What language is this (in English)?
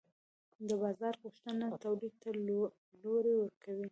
Pashto